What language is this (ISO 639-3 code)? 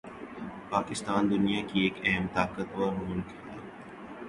urd